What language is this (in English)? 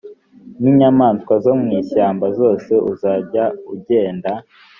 Kinyarwanda